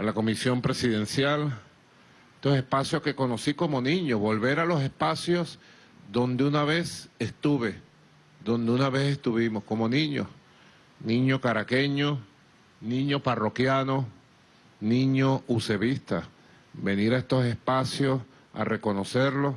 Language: Spanish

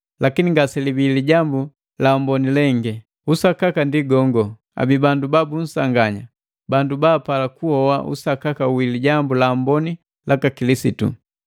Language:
Matengo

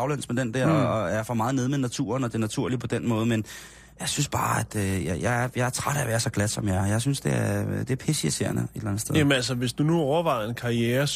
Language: Danish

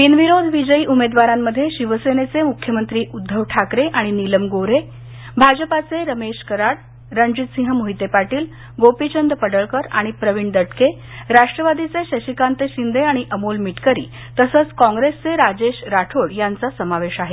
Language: Marathi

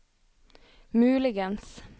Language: Norwegian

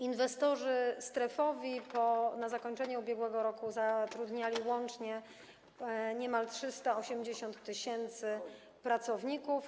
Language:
Polish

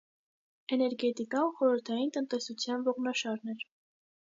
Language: Armenian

